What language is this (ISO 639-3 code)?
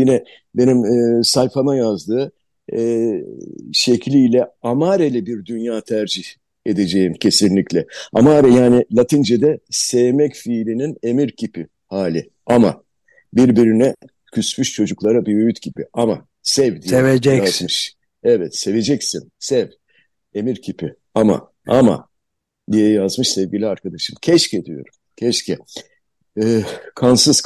tur